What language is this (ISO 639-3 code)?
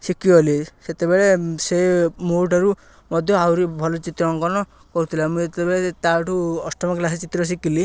ori